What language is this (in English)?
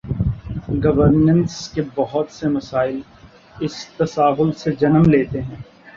Urdu